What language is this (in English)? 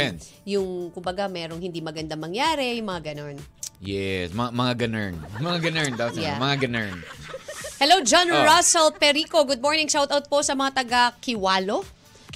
Filipino